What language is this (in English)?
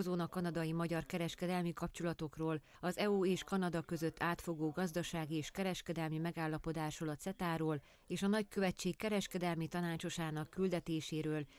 Hungarian